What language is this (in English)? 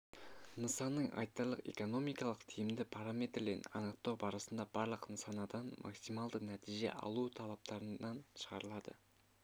Kazakh